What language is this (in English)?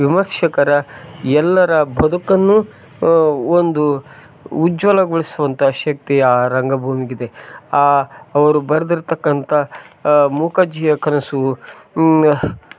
Kannada